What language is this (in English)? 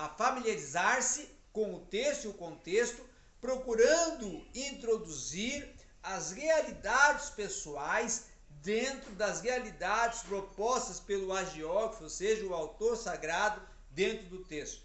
Portuguese